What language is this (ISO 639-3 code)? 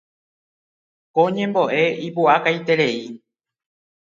grn